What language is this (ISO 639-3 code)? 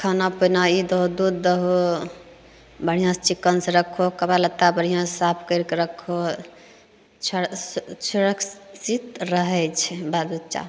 mai